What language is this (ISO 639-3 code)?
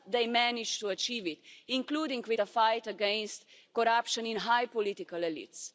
eng